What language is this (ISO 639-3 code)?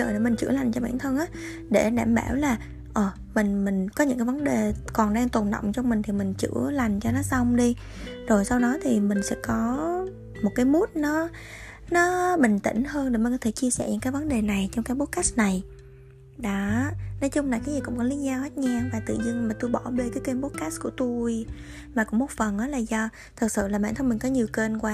vie